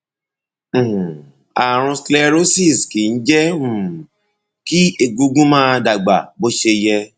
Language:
Yoruba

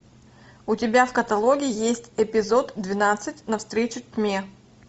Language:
Russian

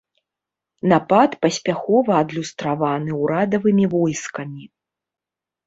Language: Belarusian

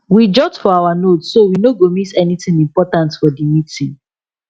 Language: Nigerian Pidgin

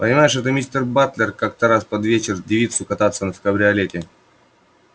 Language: Russian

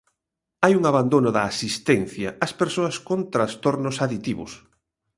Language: Galician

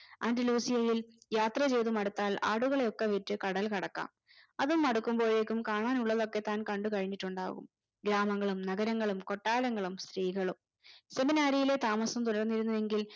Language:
Malayalam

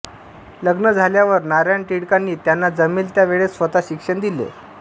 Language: Marathi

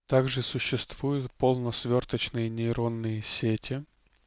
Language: Russian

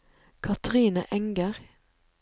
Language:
Norwegian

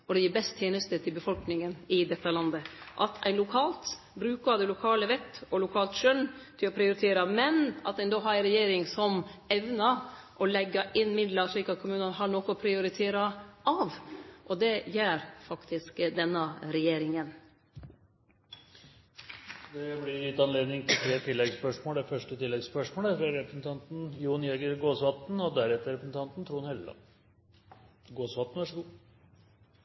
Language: Norwegian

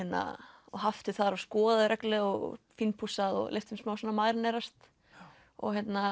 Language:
Icelandic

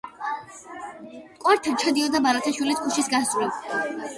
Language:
Georgian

